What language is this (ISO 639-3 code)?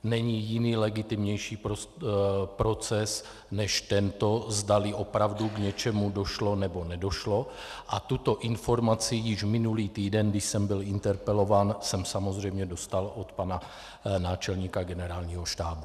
ces